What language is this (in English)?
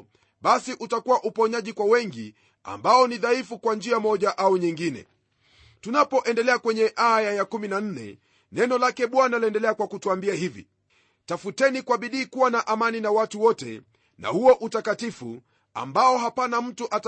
Swahili